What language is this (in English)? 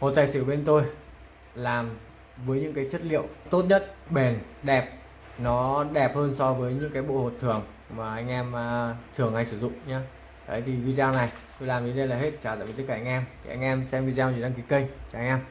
Vietnamese